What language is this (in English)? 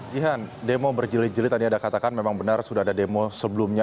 Indonesian